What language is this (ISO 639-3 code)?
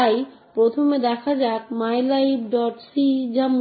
ben